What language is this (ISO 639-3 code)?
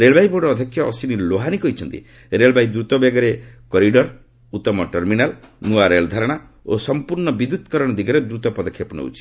ori